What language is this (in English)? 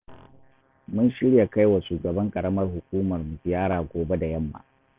Hausa